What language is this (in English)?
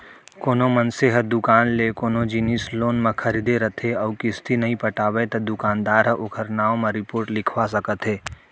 Chhattisgarhi